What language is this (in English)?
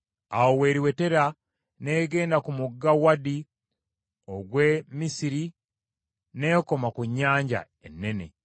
Ganda